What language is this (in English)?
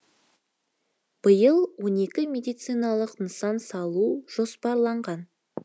Kazakh